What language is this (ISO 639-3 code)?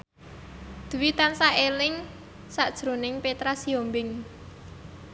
jav